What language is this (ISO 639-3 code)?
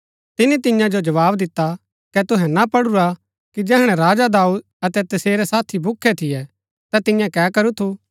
gbk